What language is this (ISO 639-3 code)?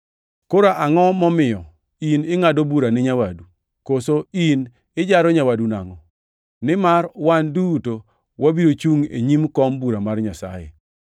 luo